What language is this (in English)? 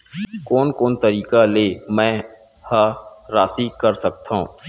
Chhattisgarhi